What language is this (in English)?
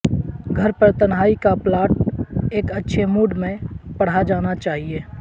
Urdu